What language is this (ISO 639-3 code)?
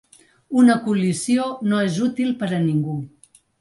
cat